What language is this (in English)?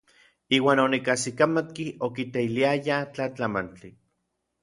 Orizaba Nahuatl